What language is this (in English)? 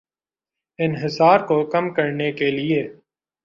Urdu